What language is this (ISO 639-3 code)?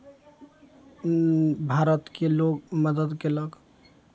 mai